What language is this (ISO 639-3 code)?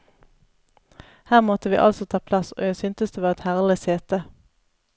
nor